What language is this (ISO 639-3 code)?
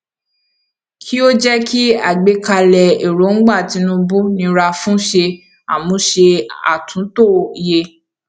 yor